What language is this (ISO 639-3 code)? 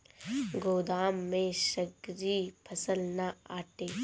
bho